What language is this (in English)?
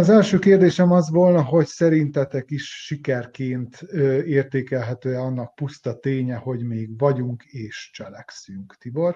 Hungarian